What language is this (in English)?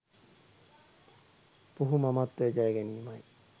Sinhala